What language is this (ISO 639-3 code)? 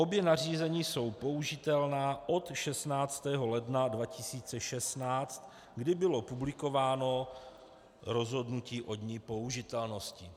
ces